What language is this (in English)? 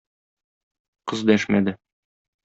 Tatar